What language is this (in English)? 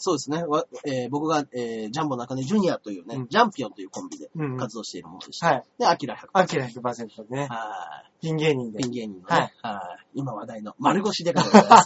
Japanese